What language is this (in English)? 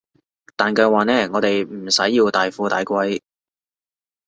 Cantonese